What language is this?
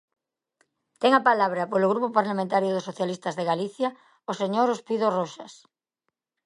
Galician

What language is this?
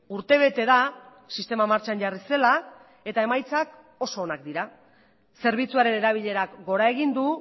Basque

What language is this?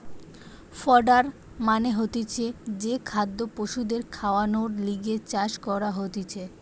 Bangla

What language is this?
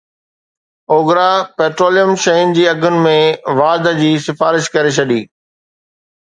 Sindhi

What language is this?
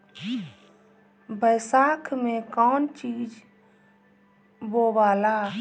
Bhojpuri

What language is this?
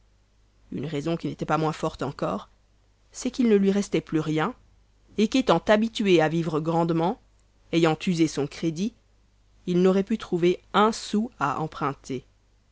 French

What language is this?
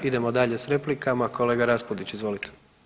Croatian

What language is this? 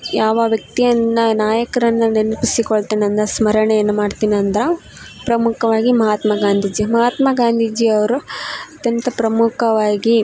Kannada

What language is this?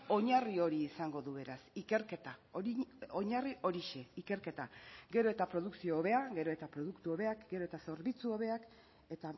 Basque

